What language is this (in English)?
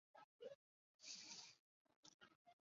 Chinese